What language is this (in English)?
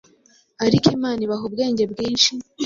Kinyarwanda